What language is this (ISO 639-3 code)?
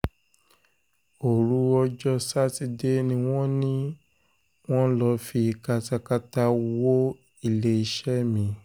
yor